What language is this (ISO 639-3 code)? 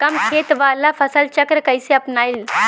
bho